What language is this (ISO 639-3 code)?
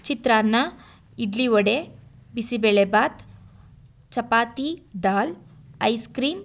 kan